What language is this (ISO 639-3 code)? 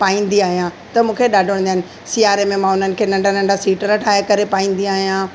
snd